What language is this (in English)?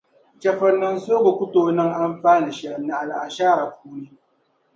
Dagbani